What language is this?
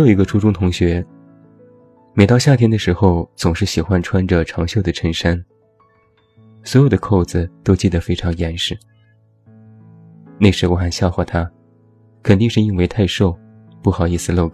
Chinese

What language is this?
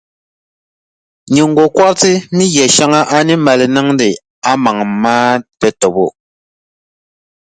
Dagbani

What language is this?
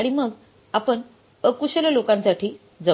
Marathi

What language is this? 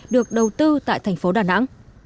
Vietnamese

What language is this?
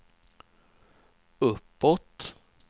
Swedish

